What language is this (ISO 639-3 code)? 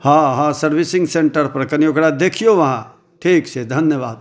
mai